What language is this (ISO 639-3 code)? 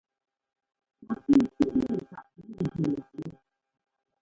jgo